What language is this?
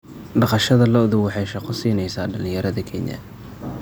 Somali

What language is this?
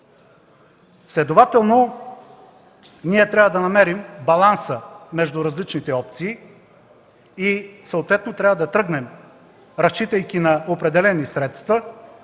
Bulgarian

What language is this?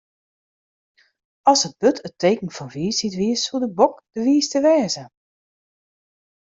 Western Frisian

